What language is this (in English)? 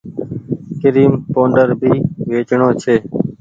Goaria